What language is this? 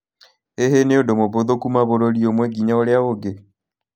Kikuyu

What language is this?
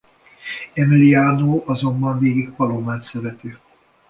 Hungarian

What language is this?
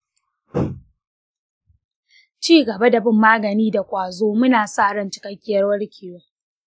Hausa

